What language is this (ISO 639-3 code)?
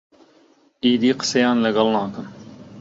ckb